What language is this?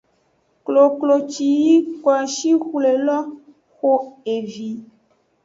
Aja (Benin)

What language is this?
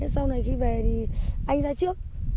Vietnamese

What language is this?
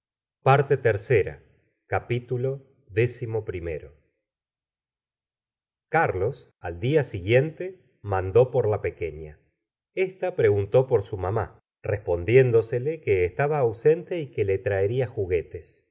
Spanish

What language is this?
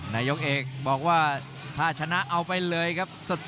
Thai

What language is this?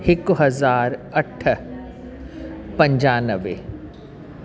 Sindhi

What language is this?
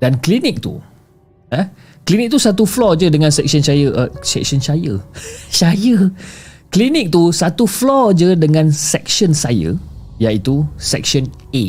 Malay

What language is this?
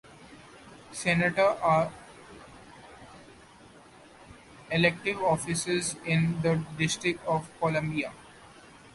English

